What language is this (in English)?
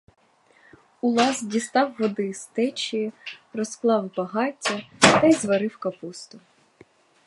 Ukrainian